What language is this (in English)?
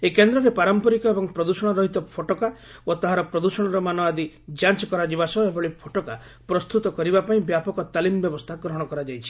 Odia